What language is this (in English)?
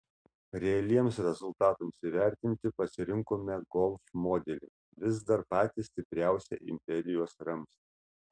Lithuanian